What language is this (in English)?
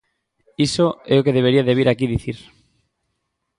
Galician